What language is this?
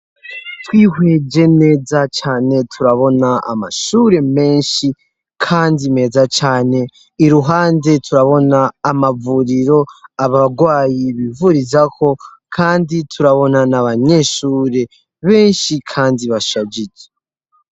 Rundi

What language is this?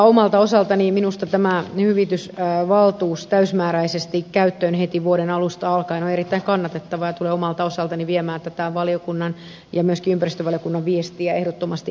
Finnish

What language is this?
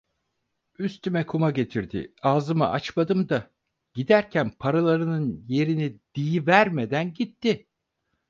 Turkish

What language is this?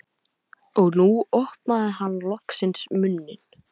Icelandic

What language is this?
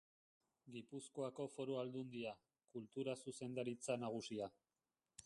Basque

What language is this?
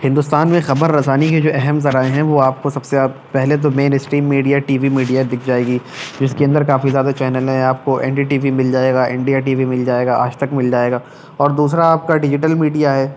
Urdu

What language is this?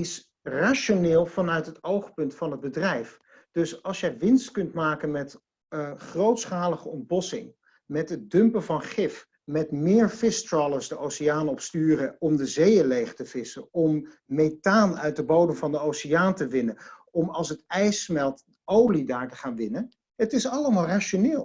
Dutch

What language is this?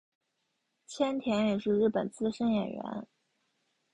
Chinese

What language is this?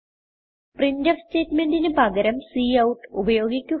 Malayalam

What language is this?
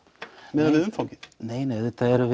Icelandic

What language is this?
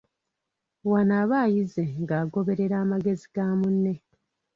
Ganda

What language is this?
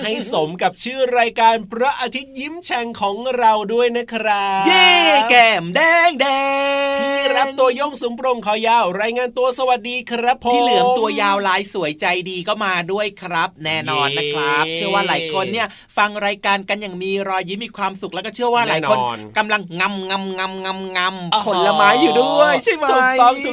Thai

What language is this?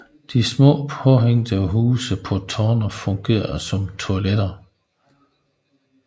Danish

